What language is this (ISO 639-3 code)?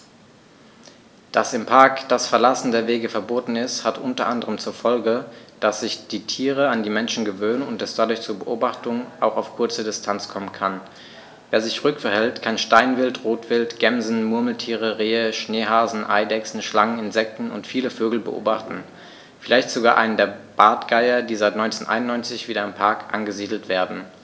deu